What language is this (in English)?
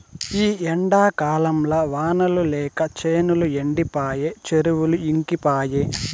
Telugu